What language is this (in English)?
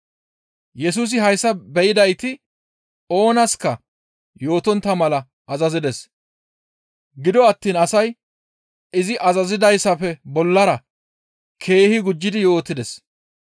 Gamo